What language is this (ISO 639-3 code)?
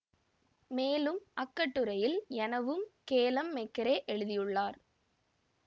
tam